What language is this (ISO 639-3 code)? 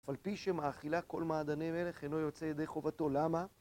heb